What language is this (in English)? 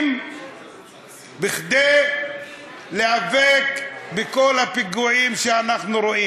Hebrew